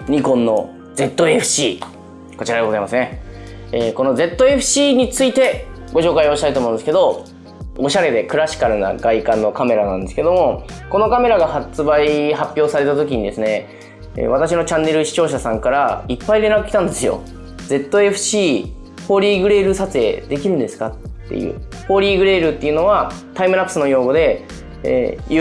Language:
Japanese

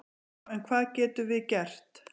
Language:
Icelandic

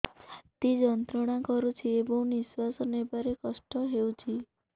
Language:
Odia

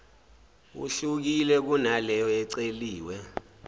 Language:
Zulu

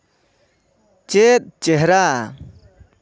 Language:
Santali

